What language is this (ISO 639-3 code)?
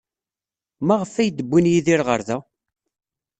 kab